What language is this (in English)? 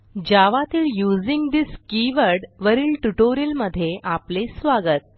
Marathi